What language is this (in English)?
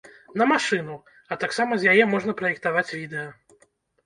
Belarusian